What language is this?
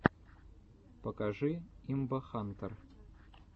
Russian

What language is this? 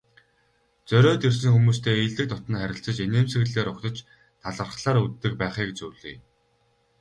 Mongolian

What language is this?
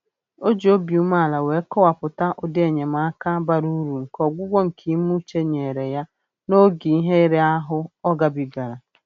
Igbo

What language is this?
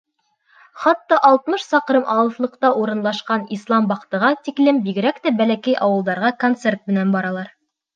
Bashkir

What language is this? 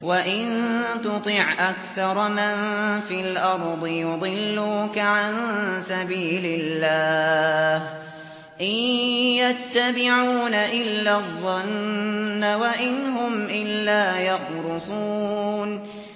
Arabic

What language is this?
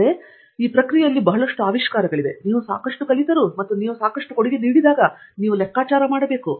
Kannada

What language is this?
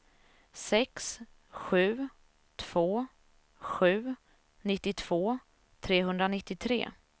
Swedish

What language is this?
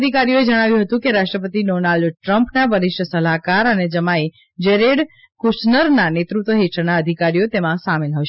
Gujarati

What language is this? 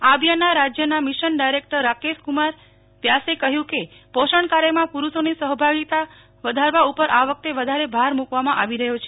Gujarati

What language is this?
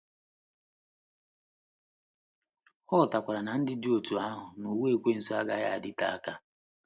Igbo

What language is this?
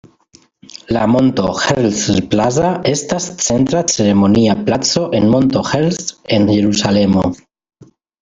Esperanto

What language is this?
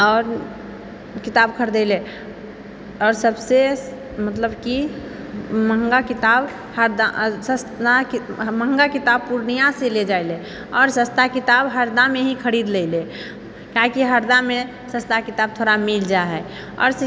Maithili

